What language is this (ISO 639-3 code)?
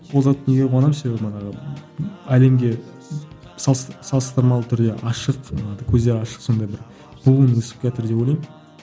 kaz